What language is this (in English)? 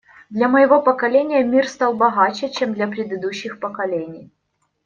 Russian